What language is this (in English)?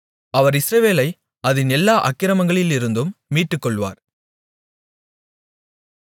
Tamil